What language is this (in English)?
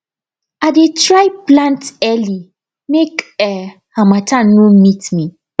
Nigerian Pidgin